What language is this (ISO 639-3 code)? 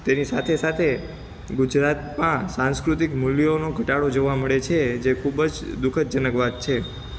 guj